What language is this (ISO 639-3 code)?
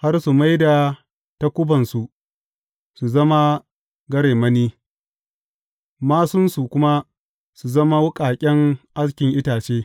hau